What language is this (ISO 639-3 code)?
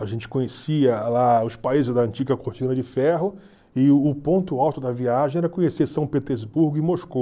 por